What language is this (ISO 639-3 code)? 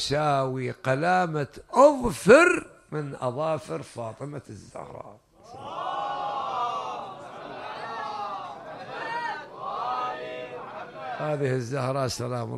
ara